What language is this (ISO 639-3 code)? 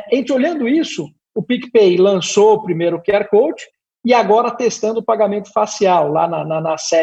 por